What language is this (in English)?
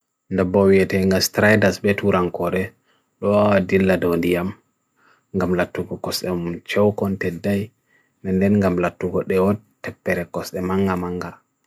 Bagirmi Fulfulde